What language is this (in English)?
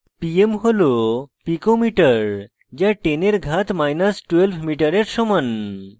Bangla